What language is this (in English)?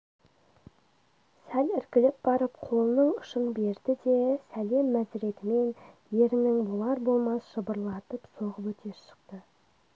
Kazakh